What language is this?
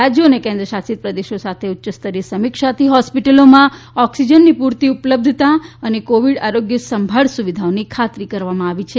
Gujarati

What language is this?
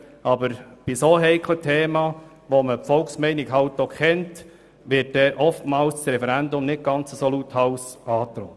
Swiss German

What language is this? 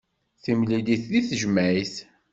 Kabyle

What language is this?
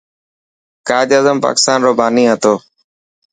Dhatki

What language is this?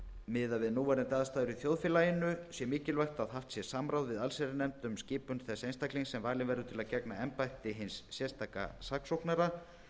Icelandic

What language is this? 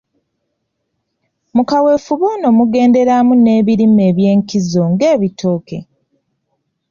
Ganda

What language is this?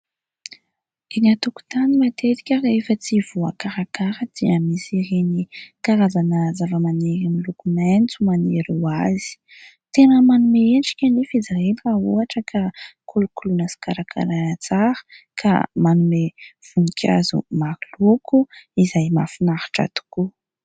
Malagasy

